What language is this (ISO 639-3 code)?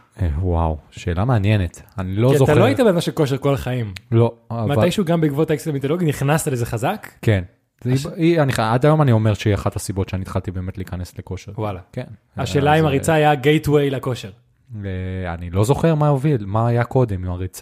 heb